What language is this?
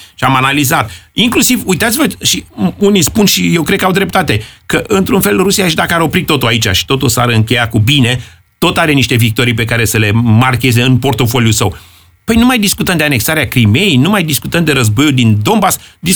Romanian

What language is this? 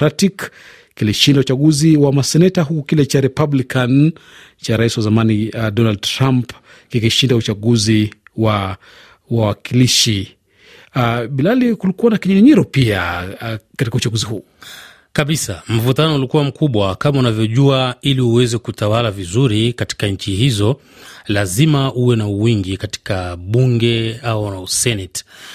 Swahili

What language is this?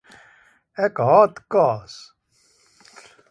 Afrikaans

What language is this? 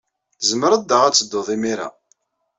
Kabyle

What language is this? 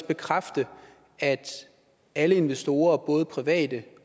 Danish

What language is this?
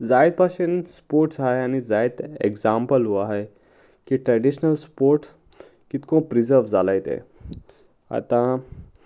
Konkani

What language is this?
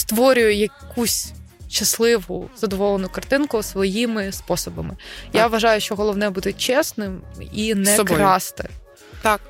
Ukrainian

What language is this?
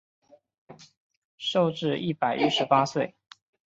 Chinese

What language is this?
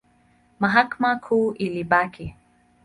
Swahili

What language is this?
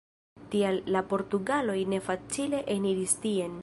Esperanto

